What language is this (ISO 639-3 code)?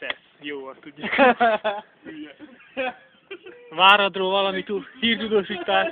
hun